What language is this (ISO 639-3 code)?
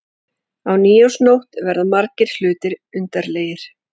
isl